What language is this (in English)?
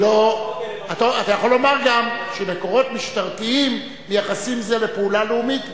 Hebrew